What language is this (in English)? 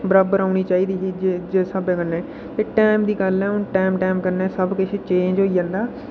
Dogri